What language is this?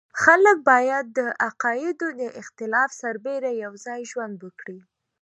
Pashto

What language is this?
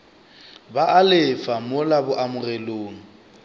Northern Sotho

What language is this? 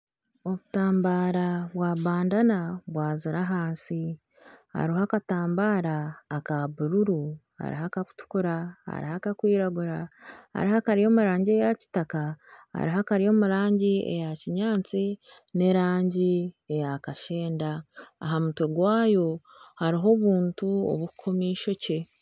Nyankole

